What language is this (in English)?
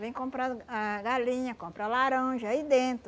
Portuguese